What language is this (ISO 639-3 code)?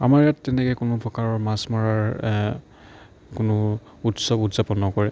asm